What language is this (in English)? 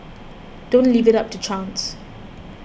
English